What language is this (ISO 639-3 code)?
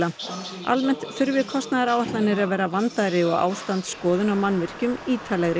isl